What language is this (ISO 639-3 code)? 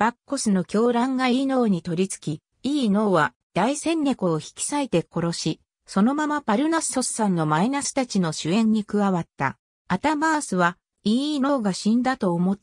jpn